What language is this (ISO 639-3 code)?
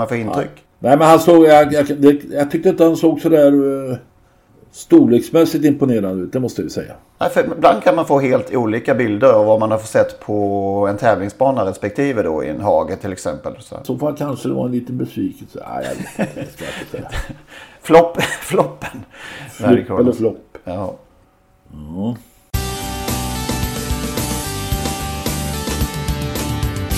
swe